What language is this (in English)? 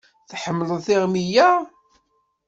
Kabyle